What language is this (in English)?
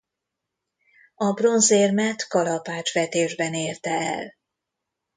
Hungarian